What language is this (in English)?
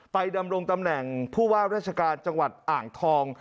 Thai